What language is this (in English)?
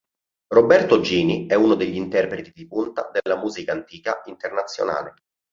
Italian